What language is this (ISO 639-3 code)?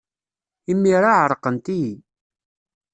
kab